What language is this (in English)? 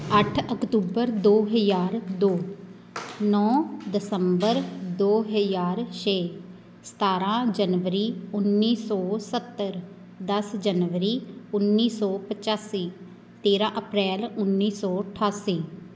Punjabi